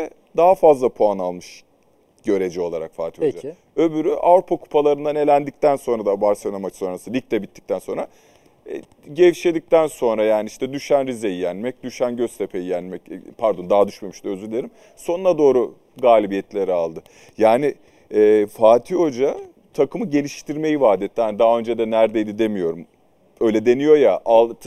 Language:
Turkish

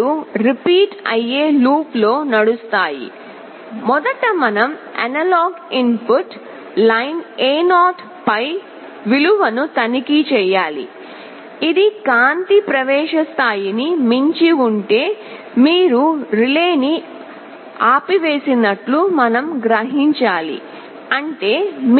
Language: Telugu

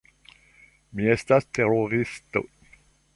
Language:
Esperanto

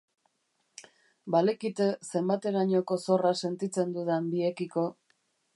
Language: Basque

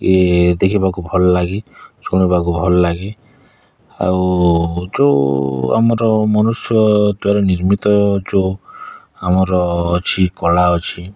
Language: Odia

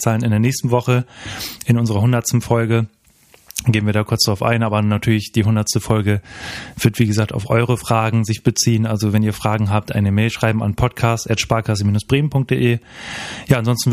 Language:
German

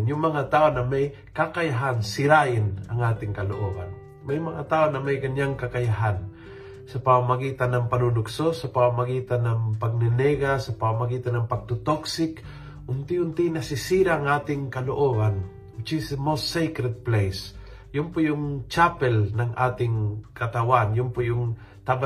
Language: Filipino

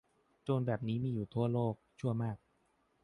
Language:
Thai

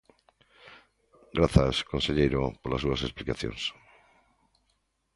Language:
Galician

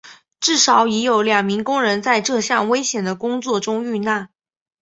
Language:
Chinese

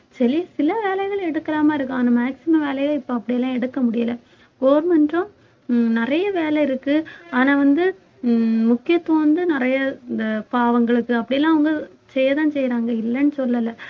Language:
Tamil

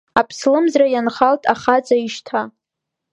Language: Abkhazian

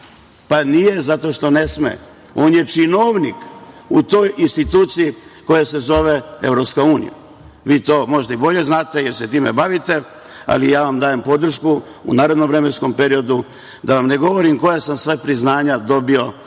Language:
Serbian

